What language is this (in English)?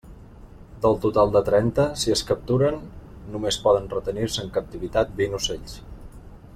Catalan